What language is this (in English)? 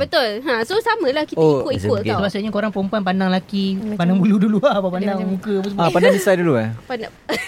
Malay